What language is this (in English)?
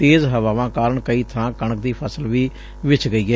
Punjabi